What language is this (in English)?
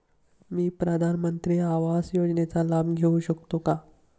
Marathi